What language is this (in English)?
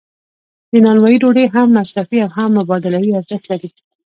Pashto